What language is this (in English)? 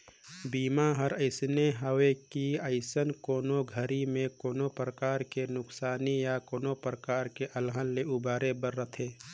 Chhattisgarhi